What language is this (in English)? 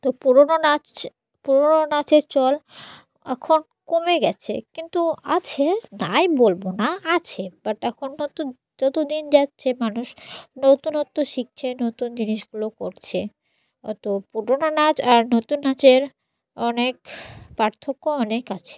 Bangla